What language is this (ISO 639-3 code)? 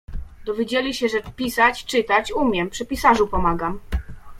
pol